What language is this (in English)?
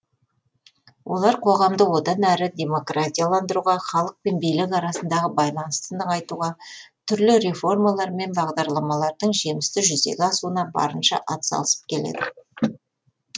Kazakh